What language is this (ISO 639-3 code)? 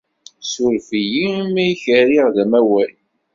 kab